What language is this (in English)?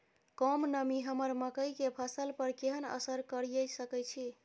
Maithili